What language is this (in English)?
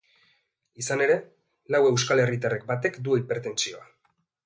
Basque